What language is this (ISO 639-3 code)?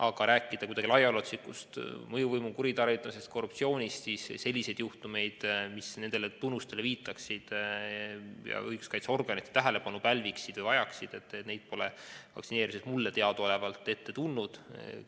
est